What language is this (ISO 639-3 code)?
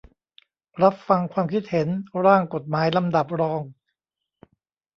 tha